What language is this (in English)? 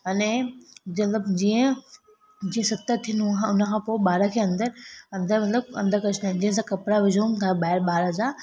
Sindhi